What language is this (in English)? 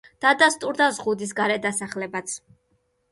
Georgian